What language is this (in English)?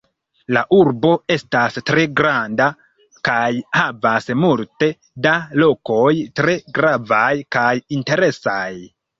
Esperanto